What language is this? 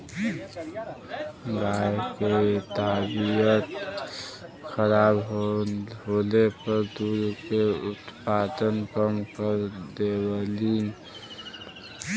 Bhojpuri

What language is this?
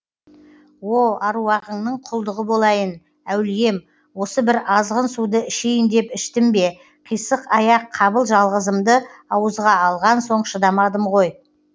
Kazakh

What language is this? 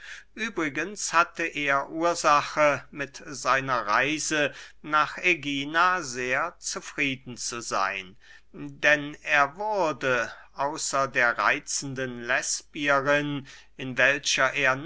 German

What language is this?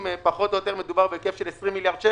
Hebrew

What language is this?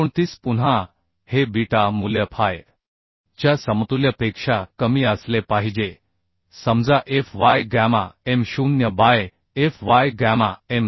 Marathi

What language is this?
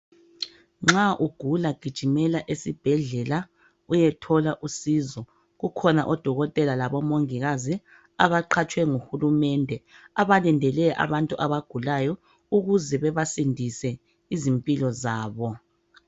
North Ndebele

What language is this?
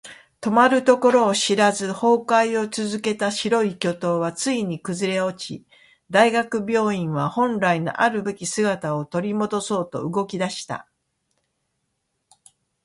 Japanese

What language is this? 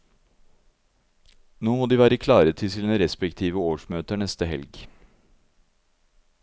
Norwegian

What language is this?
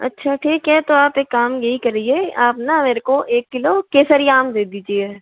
Hindi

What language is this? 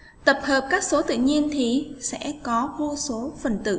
Vietnamese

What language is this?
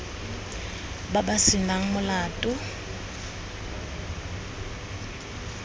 Tswana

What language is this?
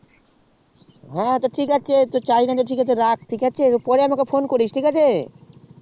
Bangla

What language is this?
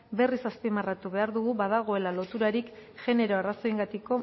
Basque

